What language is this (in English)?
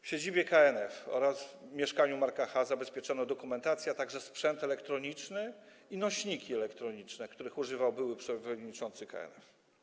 Polish